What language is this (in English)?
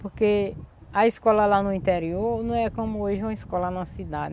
Portuguese